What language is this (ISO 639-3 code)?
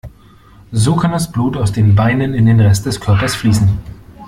deu